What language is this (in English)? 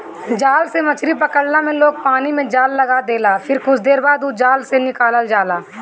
Bhojpuri